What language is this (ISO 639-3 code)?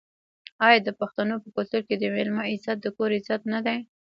pus